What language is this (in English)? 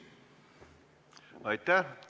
Estonian